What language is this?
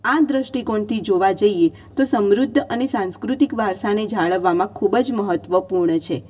Gujarati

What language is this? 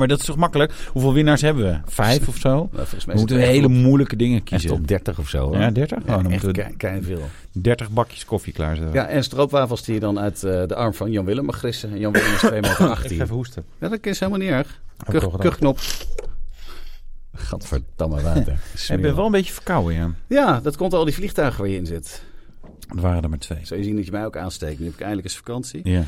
Dutch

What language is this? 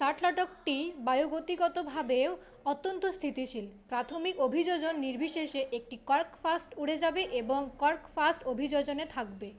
Bangla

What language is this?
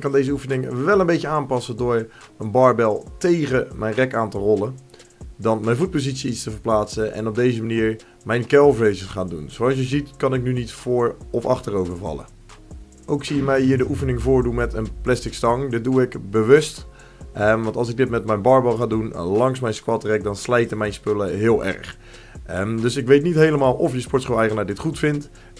Dutch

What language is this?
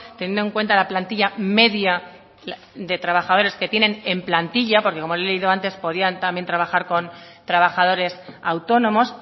Spanish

